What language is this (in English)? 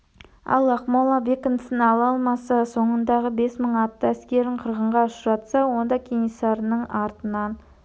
Kazakh